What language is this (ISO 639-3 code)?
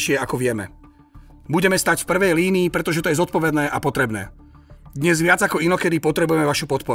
slk